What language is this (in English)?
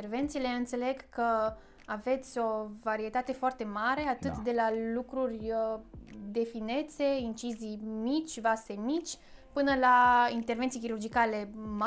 Romanian